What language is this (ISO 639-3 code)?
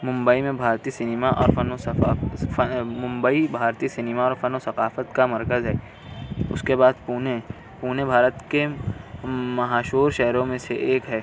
urd